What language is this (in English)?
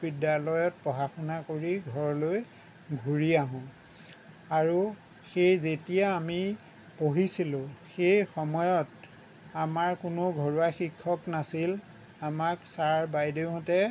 Assamese